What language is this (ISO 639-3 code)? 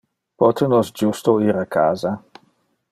ina